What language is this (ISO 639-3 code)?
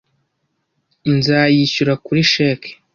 kin